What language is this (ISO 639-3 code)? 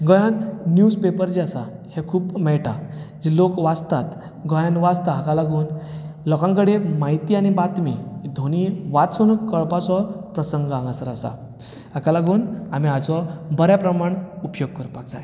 kok